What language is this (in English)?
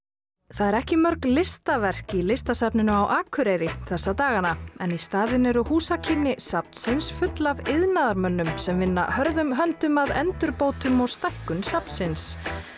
Icelandic